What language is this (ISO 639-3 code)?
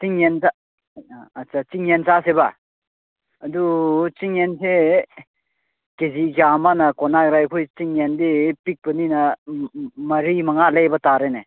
mni